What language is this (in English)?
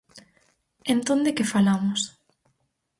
Galician